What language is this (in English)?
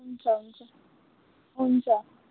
Nepali